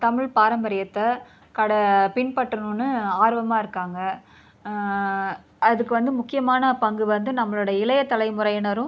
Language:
Tamil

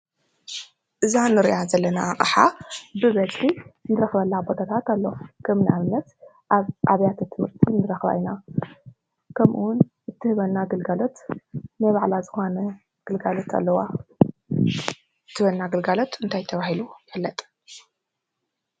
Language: Tigrinya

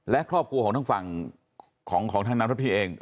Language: Thai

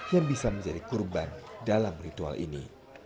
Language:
Indonesian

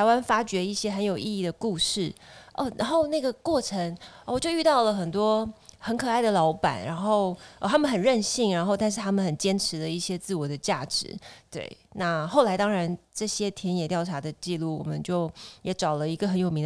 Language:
Chinese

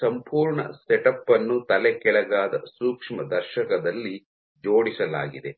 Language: Kannada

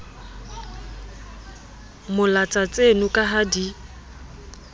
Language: Southern Sotho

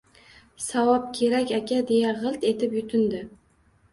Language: Uzbek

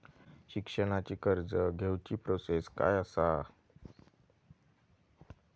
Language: Marathi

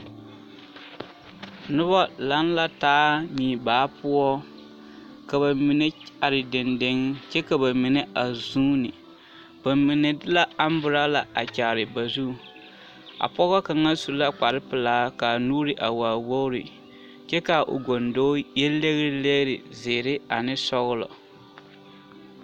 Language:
Southern Dagaare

